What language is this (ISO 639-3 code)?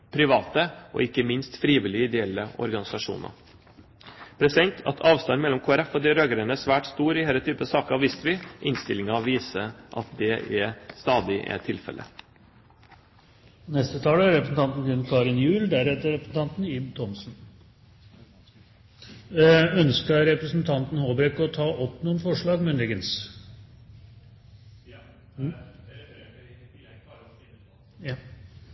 nob